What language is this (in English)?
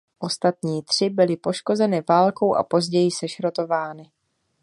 Czech